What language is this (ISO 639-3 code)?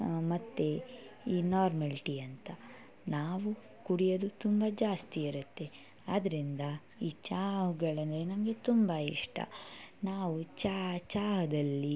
kan